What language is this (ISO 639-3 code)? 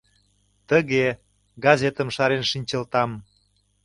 chm